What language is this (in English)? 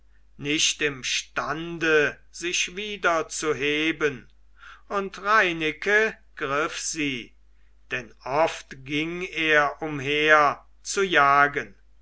German